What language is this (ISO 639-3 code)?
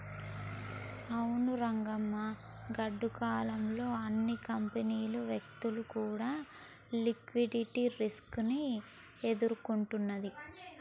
tel